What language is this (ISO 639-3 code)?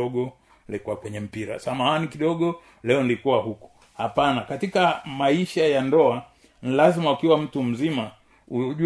swa